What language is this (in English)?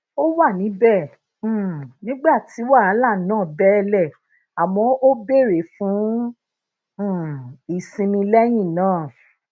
Yoruba